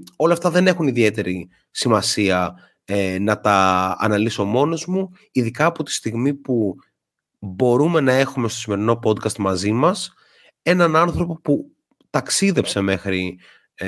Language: Greek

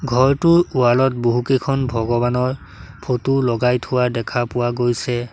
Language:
Assamese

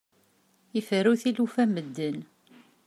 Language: Kabyle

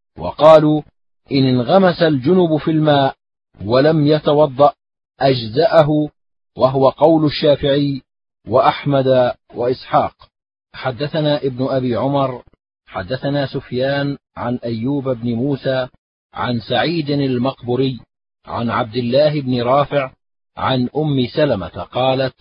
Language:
Arabic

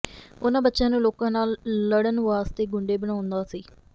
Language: Punjabi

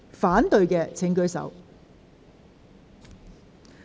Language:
Cantonese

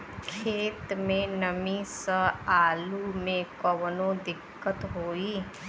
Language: Bhojpuri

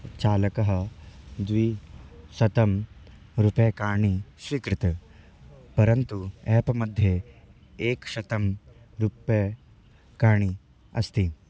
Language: Sanskrit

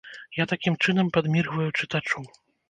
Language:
Belarusian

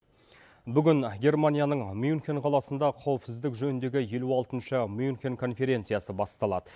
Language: Kazakh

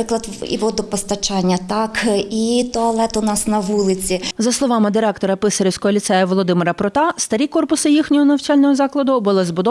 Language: Ukrainian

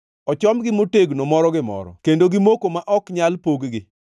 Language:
Luo (Kenya and Tanzania)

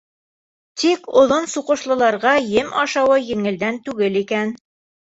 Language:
Bashkir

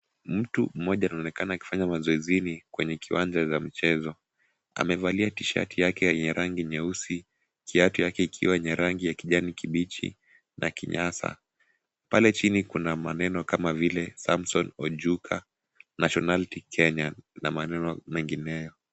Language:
Swahili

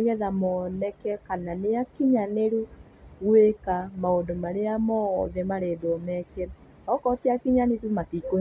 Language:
Kikuyu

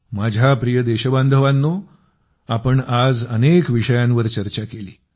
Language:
Marathi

